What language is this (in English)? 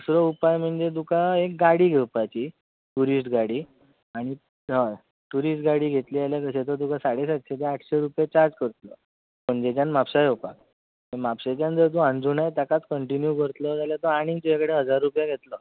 Konkani